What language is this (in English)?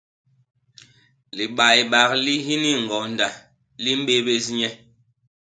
Basaa